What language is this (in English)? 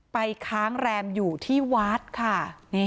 Thai